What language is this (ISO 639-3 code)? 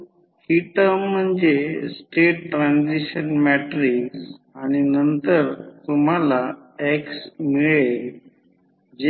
mar